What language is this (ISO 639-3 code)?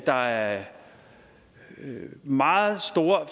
dan